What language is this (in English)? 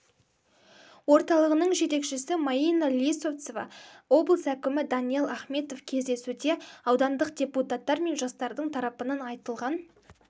Kazakh